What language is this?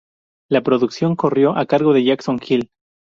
Spanish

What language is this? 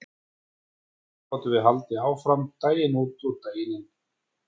Icelandic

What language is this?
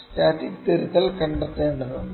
Malayalam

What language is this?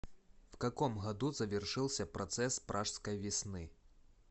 Russian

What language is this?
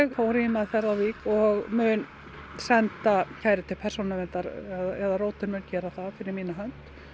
Icelandic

